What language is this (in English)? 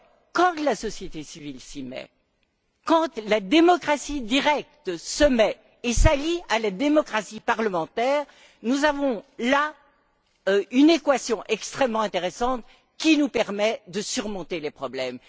French